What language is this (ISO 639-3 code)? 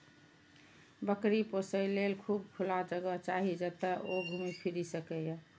mai